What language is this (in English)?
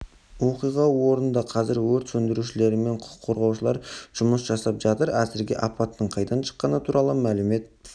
Kazakh